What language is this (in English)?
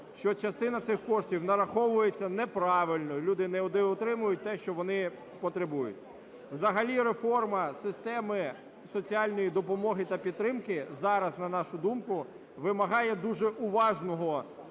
Ukrainian